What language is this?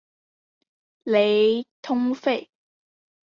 Chinese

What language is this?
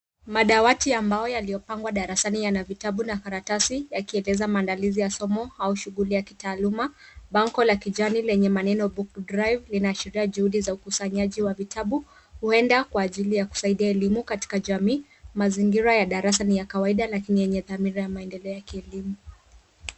Swahili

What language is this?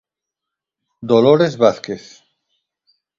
Galician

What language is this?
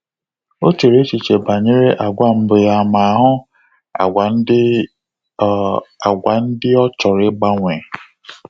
Igbo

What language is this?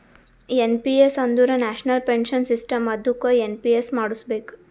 Kannada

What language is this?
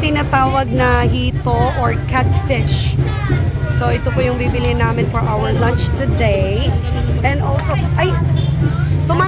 Filipino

